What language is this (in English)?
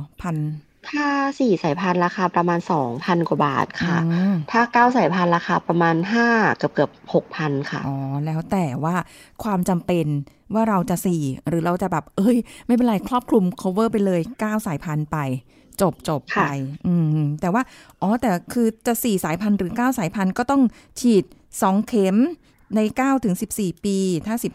Thai